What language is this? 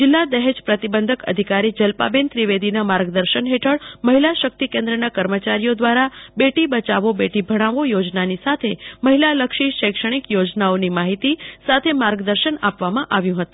Gujarati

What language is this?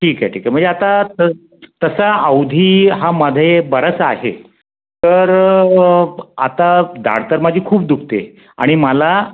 Marathi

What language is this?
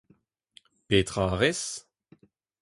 Breton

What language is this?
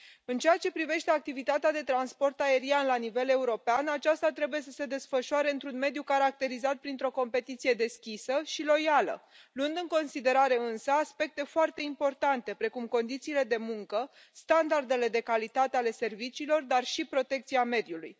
Romanian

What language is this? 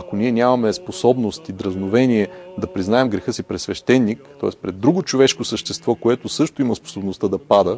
Bulgarian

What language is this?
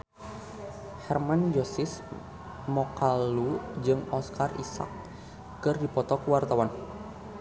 Sundanese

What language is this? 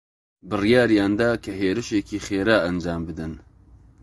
Central Kurdish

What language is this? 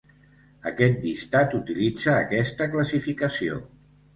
Catalan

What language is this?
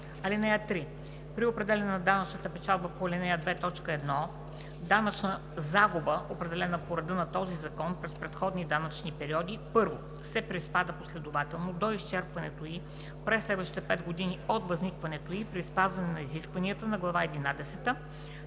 Bulgarian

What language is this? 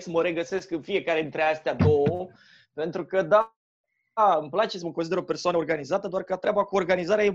Romanian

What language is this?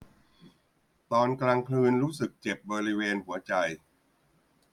Thai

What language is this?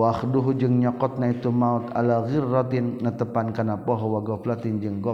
Malay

